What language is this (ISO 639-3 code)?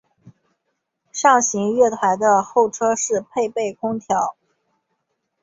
zho